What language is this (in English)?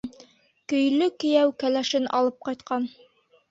Bashkir